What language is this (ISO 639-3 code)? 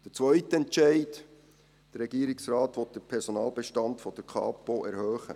gsw